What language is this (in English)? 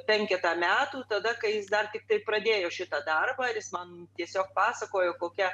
Lithuanian